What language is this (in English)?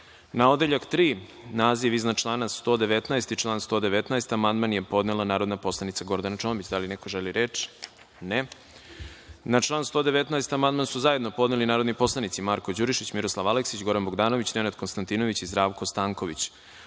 Serbian